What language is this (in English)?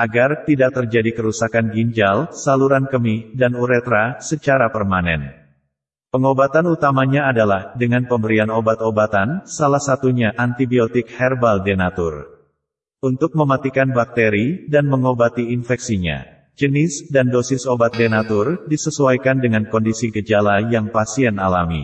Indonesian